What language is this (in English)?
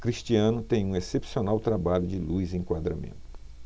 Portuguese